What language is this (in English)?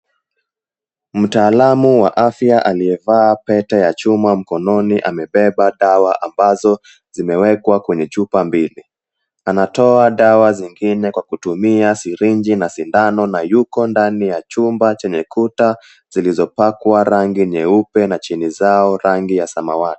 Swahili